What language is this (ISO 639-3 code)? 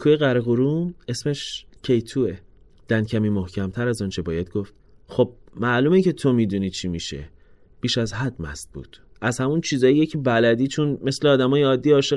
fas